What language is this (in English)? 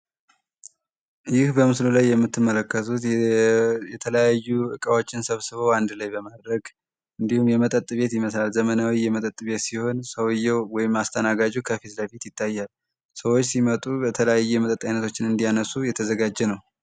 Amharic